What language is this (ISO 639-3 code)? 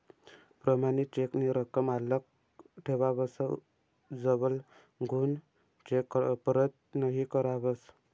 mar